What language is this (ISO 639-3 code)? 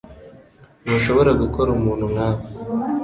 kin